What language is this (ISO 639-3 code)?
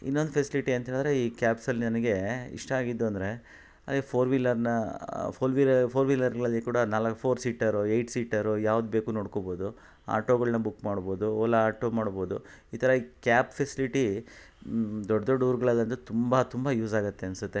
kan